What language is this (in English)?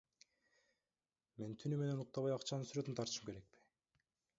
Kyrgyz